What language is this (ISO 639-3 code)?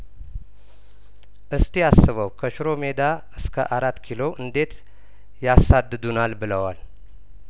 amh